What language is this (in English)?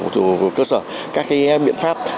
Vietnamese